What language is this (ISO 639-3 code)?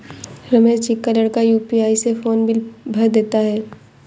hin